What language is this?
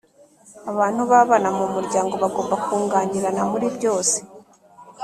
Kinyarwanda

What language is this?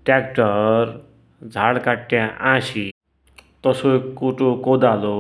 Dotyali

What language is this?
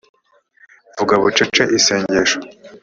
Kinyarwanda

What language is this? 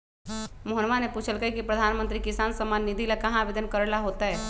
Magahi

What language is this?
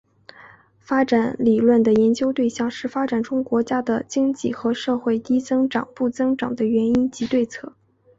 Chinese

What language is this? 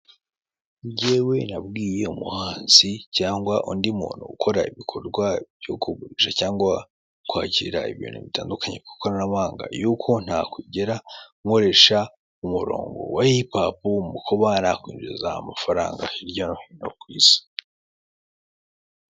Kinyarwanda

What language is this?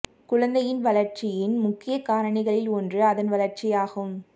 Tamil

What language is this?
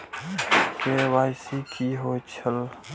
Maithili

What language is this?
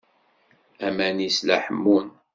Kabyle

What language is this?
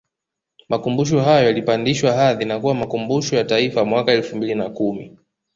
Swahili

